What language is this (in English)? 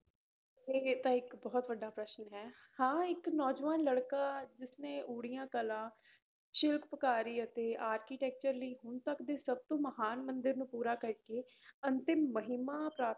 Punjabi